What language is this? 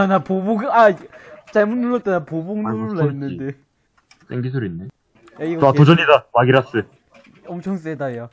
Korean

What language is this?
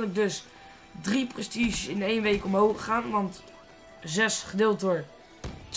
Dutch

